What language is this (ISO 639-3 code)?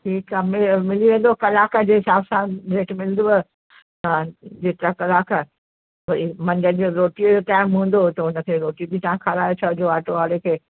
snd